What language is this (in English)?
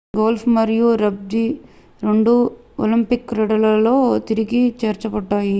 Telugu